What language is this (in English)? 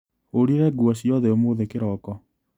Kikuyu